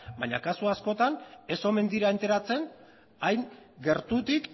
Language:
Basque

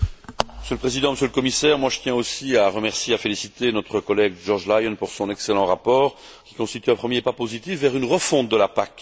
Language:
French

